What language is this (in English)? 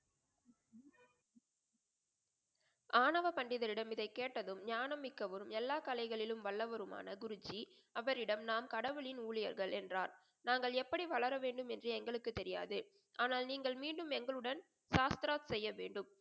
Tamil